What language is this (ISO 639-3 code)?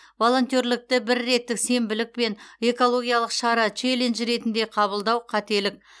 kaz